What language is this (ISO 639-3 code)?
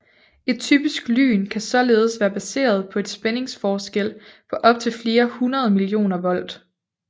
dan